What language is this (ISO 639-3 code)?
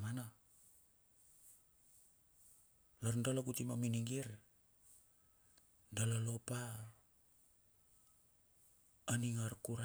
bxf